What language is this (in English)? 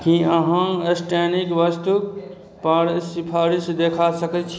Maithili